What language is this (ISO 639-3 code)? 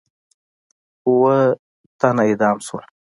pus